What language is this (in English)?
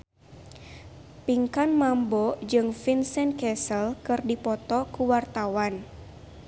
Sundanese